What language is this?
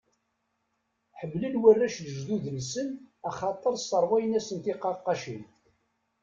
Kabyle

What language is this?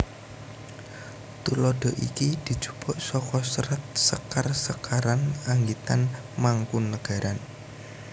Javanese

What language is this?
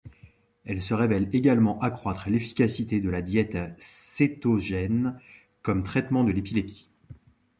French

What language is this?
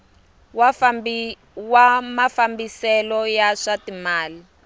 Tsonga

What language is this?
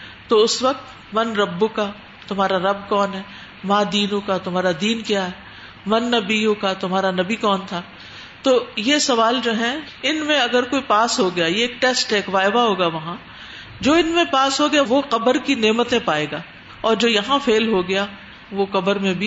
Urdu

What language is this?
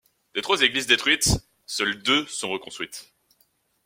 French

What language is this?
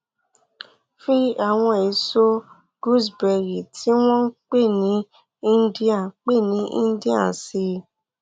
Yoruba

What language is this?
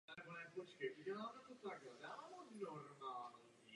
Czech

